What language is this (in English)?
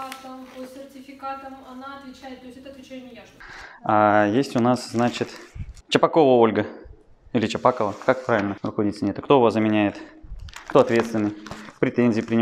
Russian